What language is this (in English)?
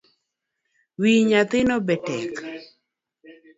Luo (Kenya and Tanzania)